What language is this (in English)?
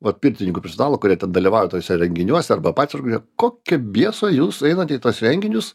Lithuanian